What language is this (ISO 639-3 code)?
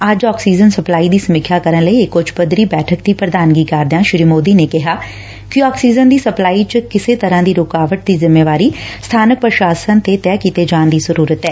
pan